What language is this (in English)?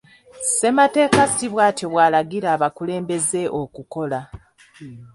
Ganda